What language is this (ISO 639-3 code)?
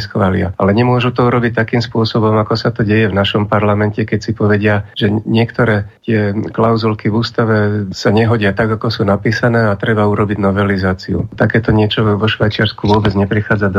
slk